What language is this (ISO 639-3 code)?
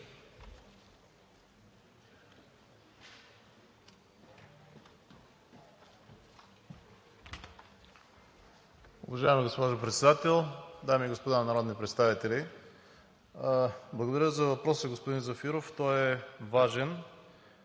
bul